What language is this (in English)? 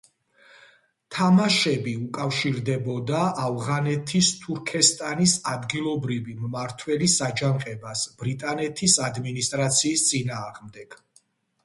Georgian